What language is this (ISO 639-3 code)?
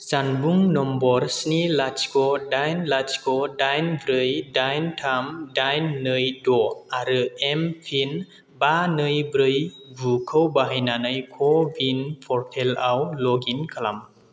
brx